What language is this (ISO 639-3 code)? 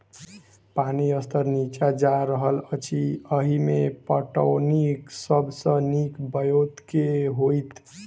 mai